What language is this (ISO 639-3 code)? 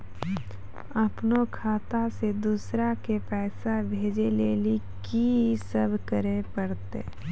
mai